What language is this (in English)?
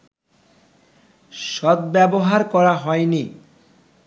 Bangla